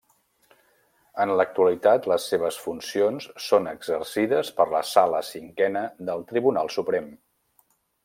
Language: Catalan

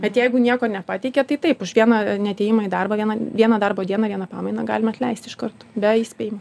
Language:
Lithuanian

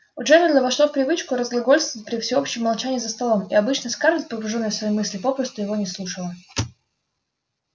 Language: Russian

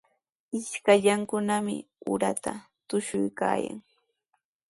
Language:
Sihuas Ancash Quechua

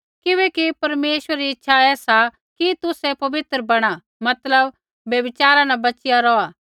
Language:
Kullu Pahari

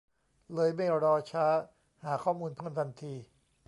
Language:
Thai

